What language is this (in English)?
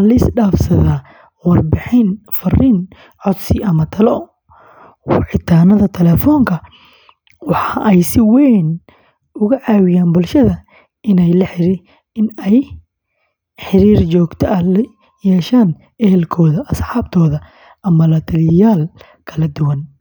Somali